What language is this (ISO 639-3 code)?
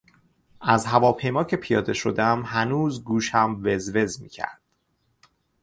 fas